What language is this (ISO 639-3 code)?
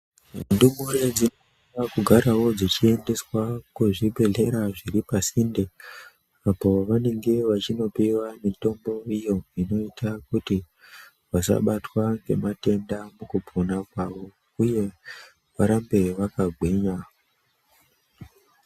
ndc